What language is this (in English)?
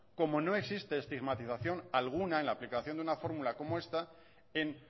Spanish